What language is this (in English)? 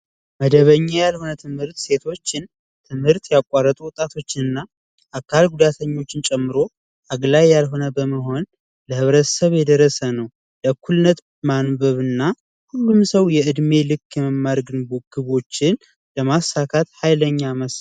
Amharic